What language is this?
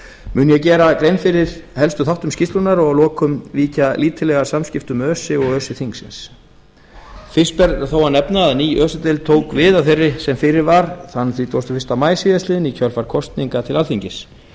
Icelandic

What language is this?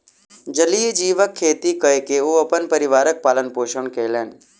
Maithili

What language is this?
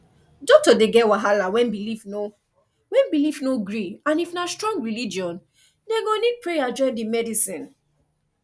Nigerian Pidgin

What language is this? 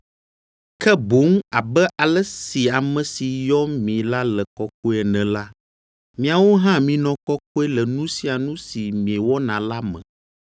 Ewe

